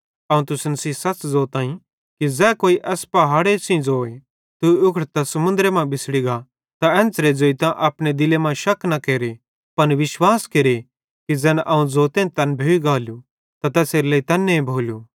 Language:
Bhadrawahi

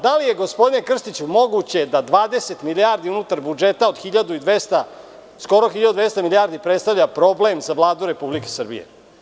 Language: Serbian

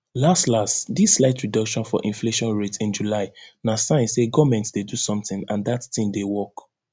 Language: Nigerian Pidgin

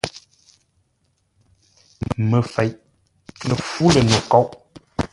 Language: Ngombale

